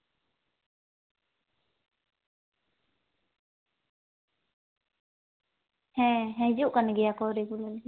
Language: Santali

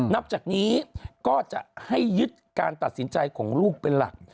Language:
Thai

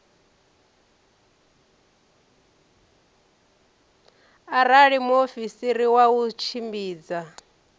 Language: Venda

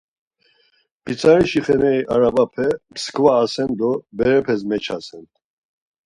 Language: Laz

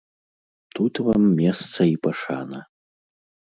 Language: Belarusian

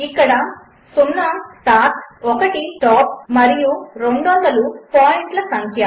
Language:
Telugu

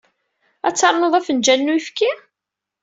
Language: Kabyle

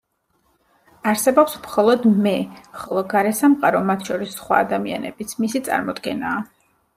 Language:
Georgian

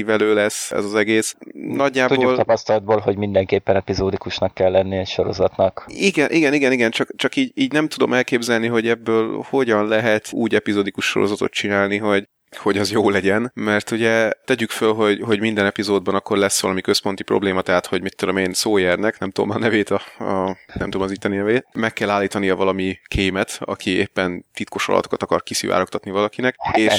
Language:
Hungarian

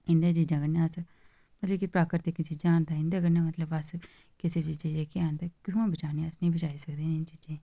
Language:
Dogri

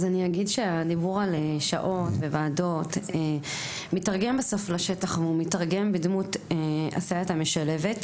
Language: Hebrew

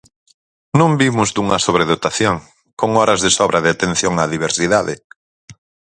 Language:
Galician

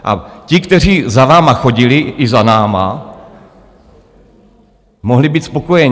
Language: Czech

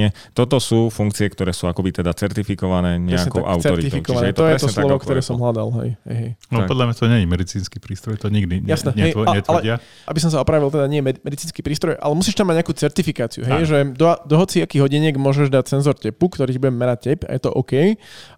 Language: Slovak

